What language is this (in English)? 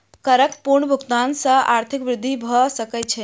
Maithili